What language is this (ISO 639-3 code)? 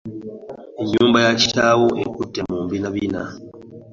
lug